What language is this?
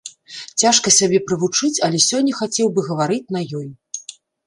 Belarusian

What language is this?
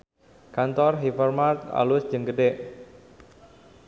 Sundanese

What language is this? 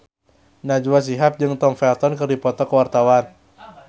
Sundanese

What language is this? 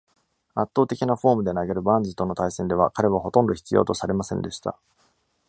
Japanese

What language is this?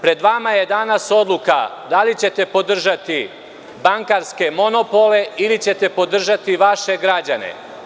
Serbian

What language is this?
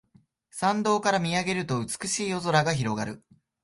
Japanese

